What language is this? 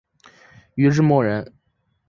Chinese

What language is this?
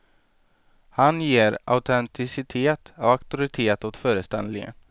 Swedish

